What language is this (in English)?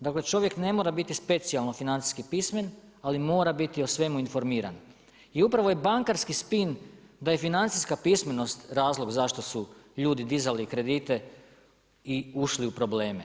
Croatian